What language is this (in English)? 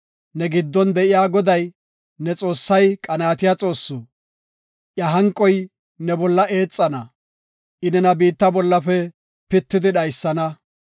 Gofa